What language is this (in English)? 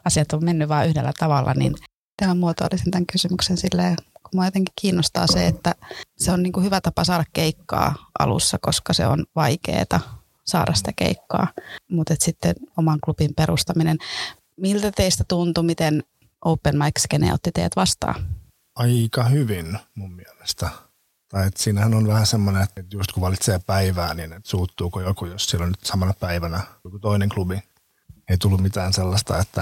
Finnish